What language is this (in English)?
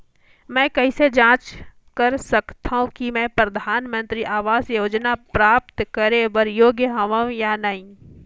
Chhattisgarhi